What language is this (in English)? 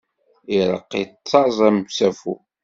Kabyle